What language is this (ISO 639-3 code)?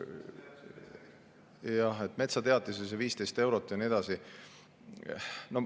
est